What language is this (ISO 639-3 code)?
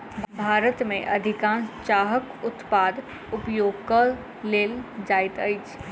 mai